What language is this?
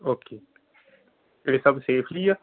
Punjabi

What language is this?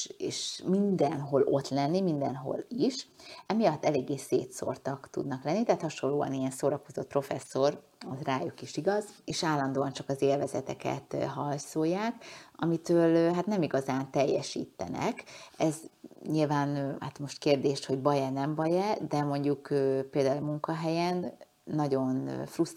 Hungarian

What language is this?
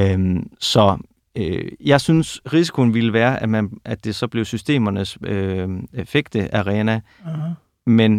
Danish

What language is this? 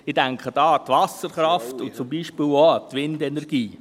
Swiss German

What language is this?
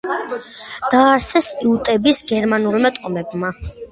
Georgian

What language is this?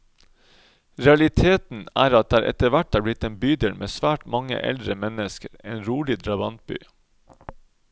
Norwegian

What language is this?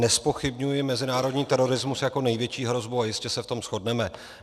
Czech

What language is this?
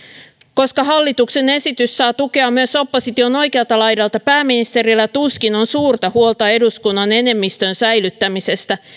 Finnish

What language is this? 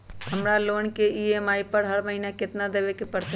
Magahi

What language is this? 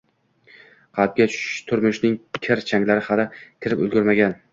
Uzbek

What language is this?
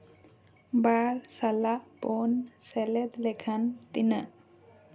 Santali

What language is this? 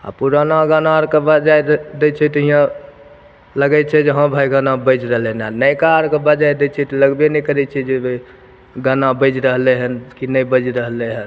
Maithili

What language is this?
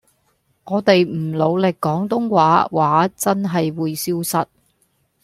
Cantonese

